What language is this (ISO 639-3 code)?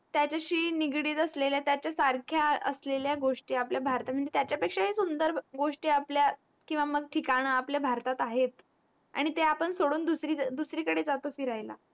mar